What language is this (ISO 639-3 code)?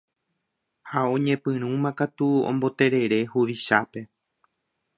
grn